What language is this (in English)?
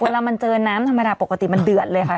Thai